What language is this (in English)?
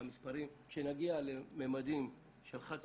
Hebrew